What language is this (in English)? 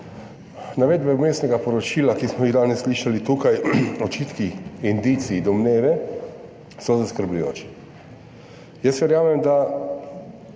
Slovenian